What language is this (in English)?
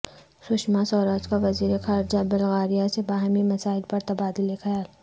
Urdu